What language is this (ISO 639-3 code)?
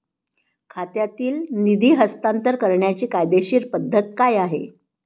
mar